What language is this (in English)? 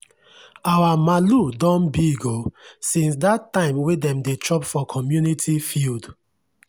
Nigerian Pidgin